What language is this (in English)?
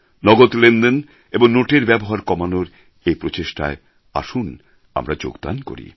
Bangla